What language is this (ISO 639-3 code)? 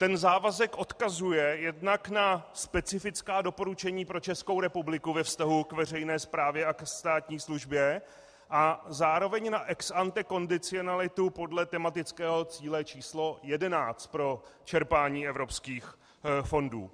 ces